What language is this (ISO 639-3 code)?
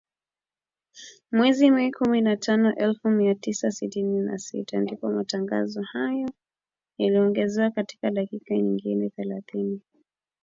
swa